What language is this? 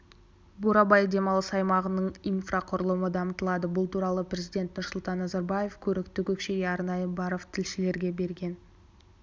Kazakh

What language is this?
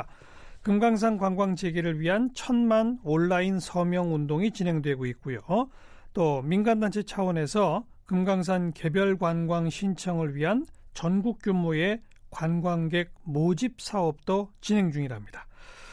Korean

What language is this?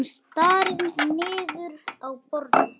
Icelandic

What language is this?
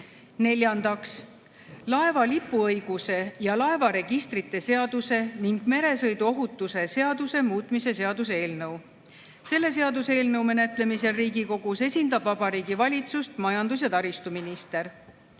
Estonian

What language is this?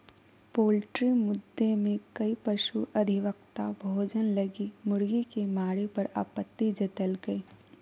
Magahi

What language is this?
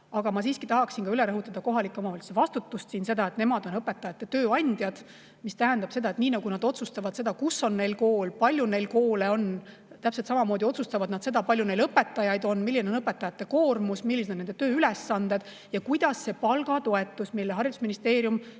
Estonian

